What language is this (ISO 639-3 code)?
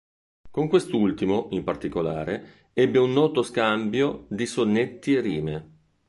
ita